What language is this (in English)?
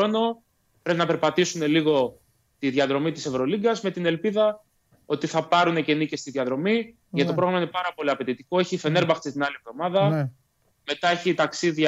Greek